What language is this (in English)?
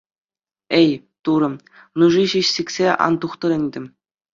Chuvash